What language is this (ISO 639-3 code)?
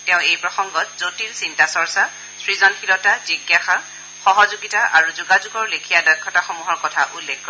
asm